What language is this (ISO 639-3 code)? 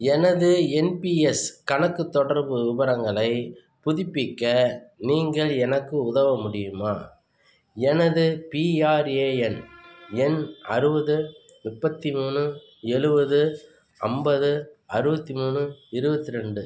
tam